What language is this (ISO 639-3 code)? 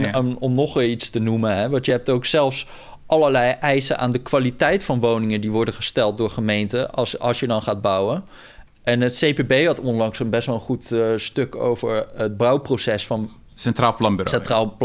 nld